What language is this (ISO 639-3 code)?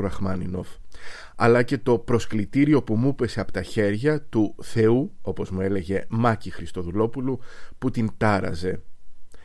ell